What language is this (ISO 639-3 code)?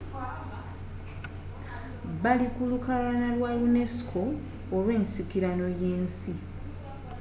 lug